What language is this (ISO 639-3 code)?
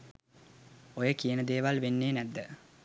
sin